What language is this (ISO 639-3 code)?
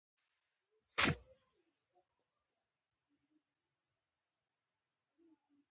pus